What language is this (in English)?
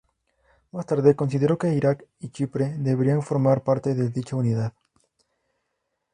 Spanish